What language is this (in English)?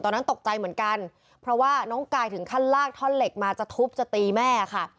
Thai